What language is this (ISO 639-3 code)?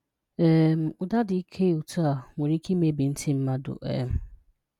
ibo